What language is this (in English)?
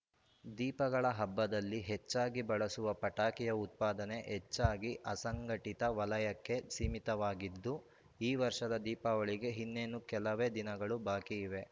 Kannada